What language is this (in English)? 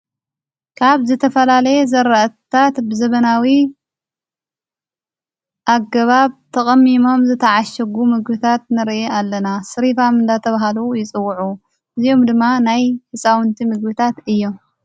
Tigrinya